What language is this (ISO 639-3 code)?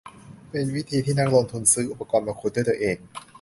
tha